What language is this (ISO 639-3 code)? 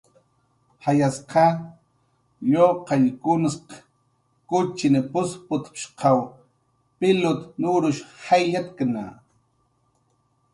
jqr